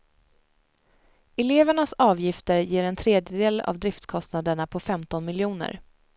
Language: Swedish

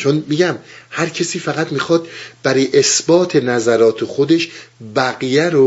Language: Persian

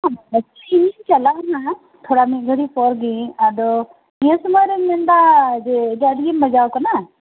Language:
Santali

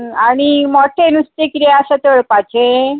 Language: Konkani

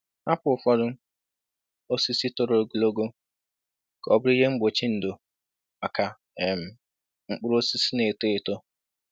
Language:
Igbo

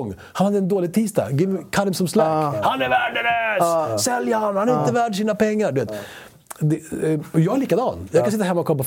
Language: Swedish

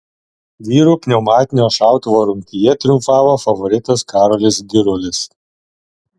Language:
Lithuanian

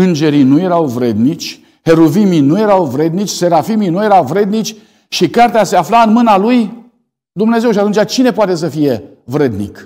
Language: Romanian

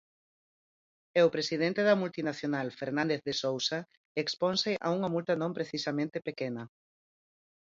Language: Galician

